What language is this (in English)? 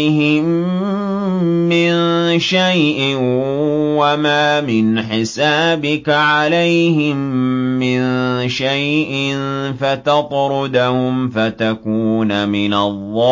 Arabic